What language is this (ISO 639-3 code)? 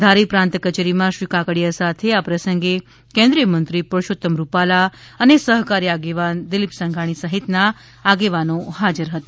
guj